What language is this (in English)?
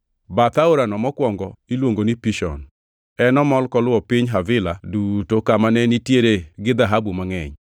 Luo (Kenya and Tanzania)